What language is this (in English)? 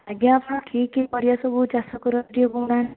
Odia